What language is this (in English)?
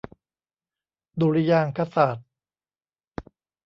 Thai